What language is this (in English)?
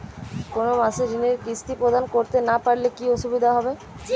Bangla